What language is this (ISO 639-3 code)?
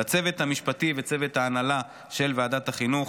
heb